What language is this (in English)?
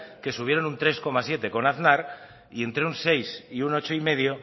Spanish